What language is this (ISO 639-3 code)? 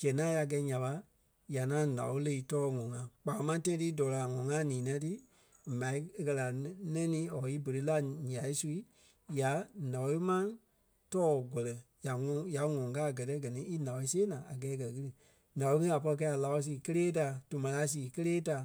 kpe